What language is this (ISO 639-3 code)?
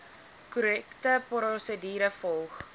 afr